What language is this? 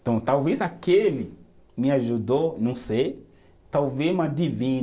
Portuguese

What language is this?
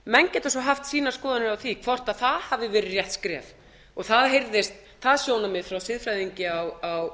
Icelandic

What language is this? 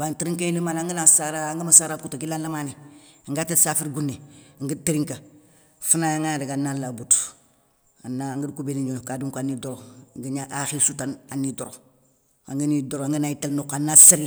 Soninke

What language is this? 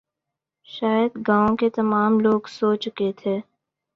Urdu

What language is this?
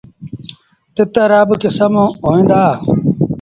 Sindhi Bhil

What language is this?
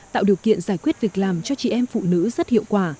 Vietnamese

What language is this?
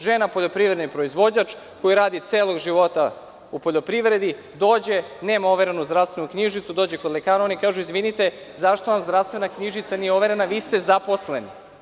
Serbian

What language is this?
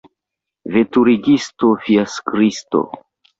Esperanto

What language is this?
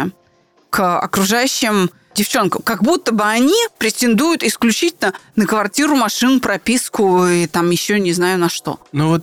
Russian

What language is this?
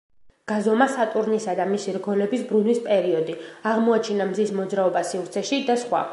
Georgian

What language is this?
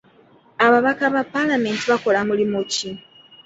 Ganda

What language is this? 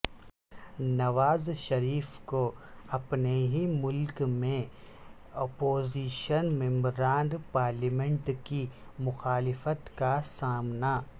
Urdu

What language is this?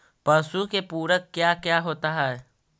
Magahi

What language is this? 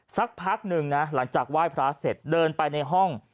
Thai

